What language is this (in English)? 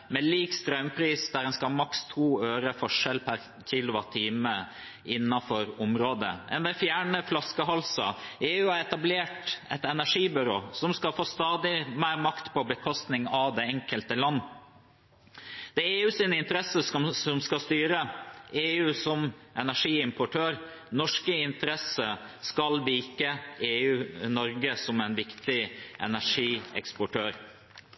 Norwegian Bokmål